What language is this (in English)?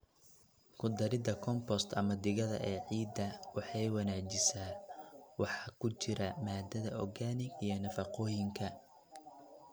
Somali